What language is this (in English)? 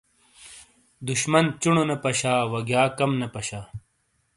Shina